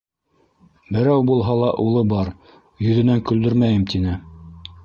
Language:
Bashkir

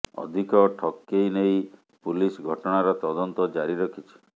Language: Odia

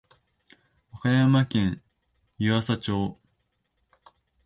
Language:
Japanese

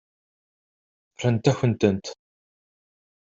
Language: Kabyle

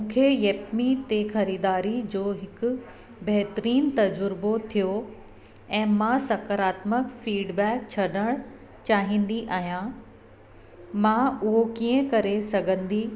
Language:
Sindhi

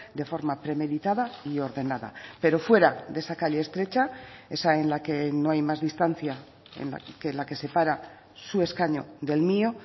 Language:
Spanish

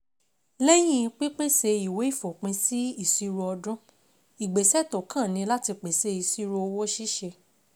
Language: Yoruba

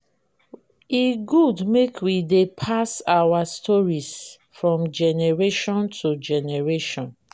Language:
Nigerian Pidgin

